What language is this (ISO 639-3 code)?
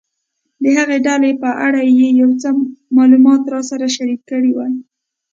pus